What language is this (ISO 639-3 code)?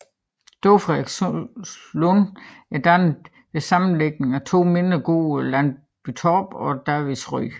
dan